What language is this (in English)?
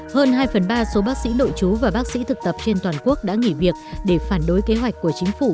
Vietnamese